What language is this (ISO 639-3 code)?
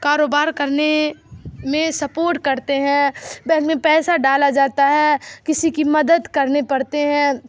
urd